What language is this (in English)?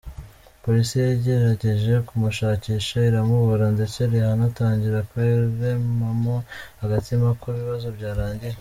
Kinyarwanda